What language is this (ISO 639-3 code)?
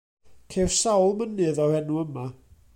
cym